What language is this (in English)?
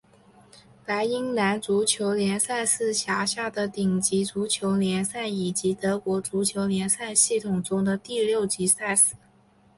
Chinese